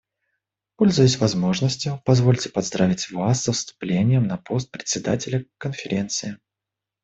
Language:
Russian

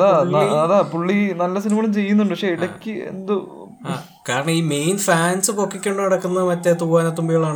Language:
Malayalam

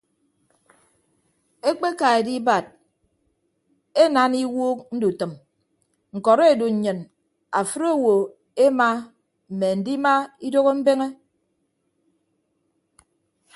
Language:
Ibibio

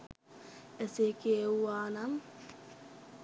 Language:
Sinhala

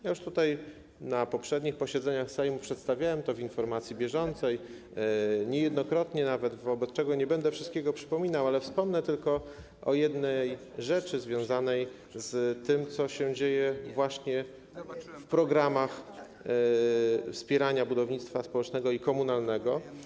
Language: Polish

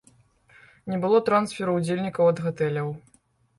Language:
Belarusian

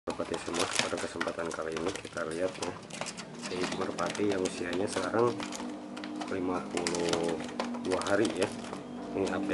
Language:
Indonesian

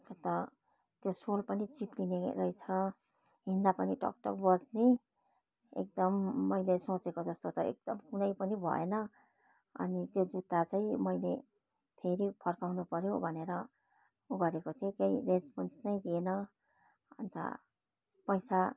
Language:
Nepali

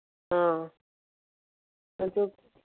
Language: Manipuri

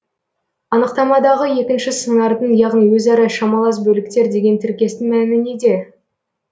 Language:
Kazakh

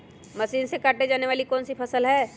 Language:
Magahi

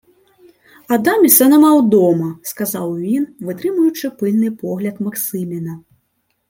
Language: Ukrainian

